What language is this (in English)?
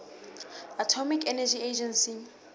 Southern Sotho